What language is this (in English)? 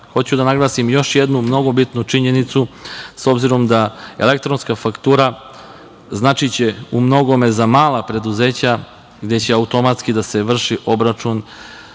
Serbian